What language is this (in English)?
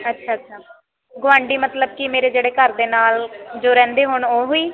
Punjabi